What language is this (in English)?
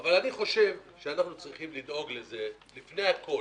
Hebrew